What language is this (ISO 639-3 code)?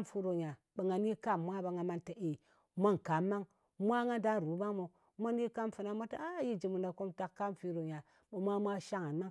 anc